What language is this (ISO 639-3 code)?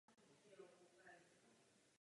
ces